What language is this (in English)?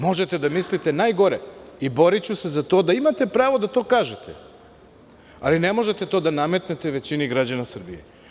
Serbian